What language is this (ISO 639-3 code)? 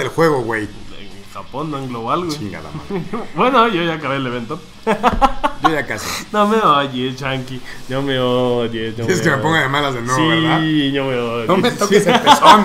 spa